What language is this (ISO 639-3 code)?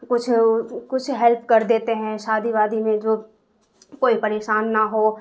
urd